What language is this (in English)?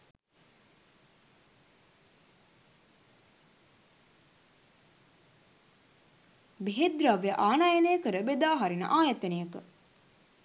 Sinhala